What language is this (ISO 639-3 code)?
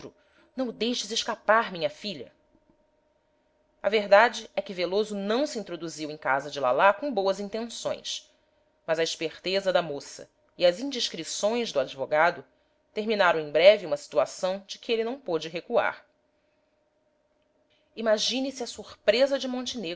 por